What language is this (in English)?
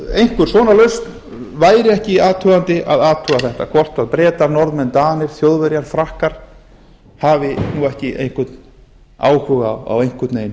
Icelandic